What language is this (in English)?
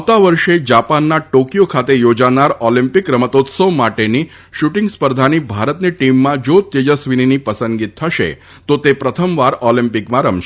Gujarati